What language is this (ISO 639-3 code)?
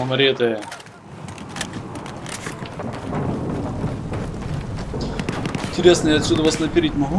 rus